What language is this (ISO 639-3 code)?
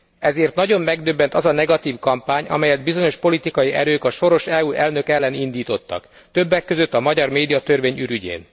hun